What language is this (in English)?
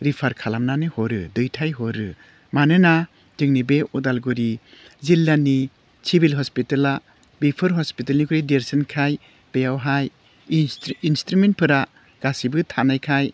Bodo